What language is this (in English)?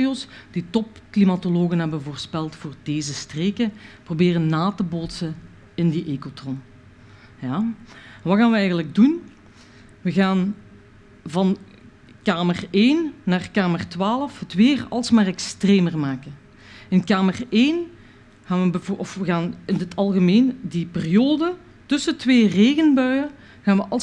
Dutch